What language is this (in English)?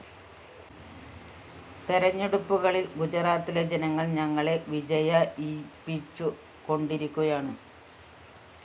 Malayalam